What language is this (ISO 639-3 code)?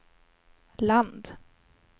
swe